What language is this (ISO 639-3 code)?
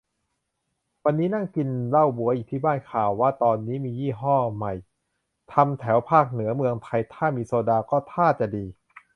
tha